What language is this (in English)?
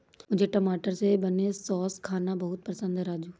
Hindi